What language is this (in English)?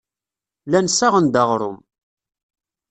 Kabyle